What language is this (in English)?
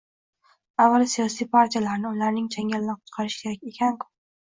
Uzbek